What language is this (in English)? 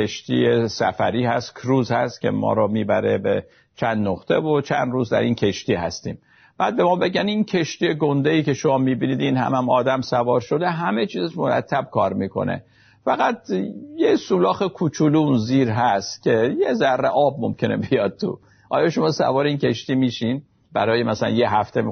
Persian